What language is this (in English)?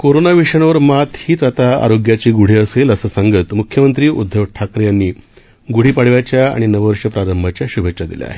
Marathi